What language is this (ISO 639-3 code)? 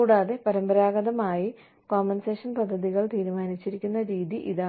mal